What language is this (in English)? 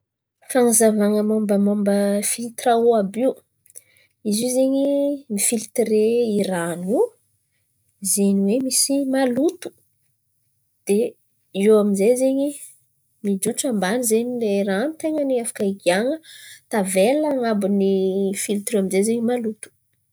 Antankarana Malagasy